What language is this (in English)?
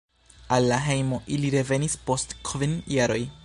Esperanto